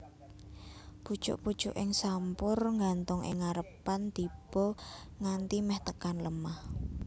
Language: Javanese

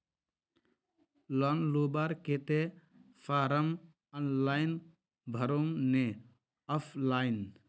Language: Magahi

